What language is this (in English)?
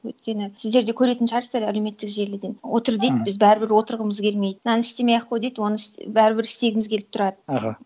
Kazakh